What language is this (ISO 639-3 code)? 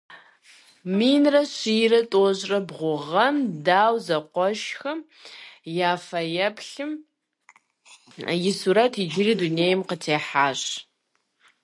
kbd